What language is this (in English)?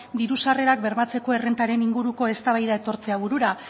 Basque